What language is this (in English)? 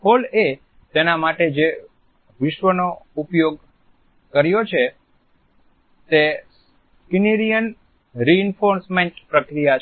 Gujarati